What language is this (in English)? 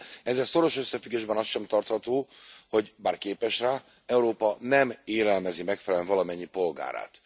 Hungarian